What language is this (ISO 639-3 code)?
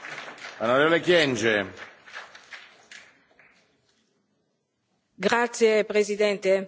ita